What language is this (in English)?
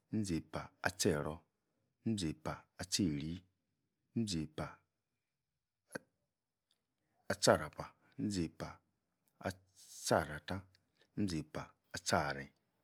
Yace